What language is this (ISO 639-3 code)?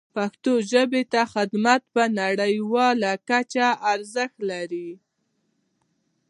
pus